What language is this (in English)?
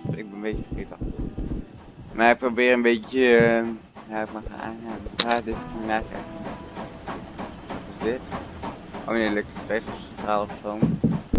Dutch